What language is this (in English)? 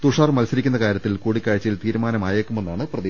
Malayalam